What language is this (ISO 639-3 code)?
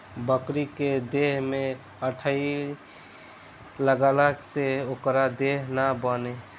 bho